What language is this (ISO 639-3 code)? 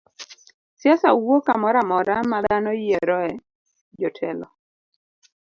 luo